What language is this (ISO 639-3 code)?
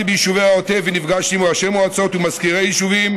heb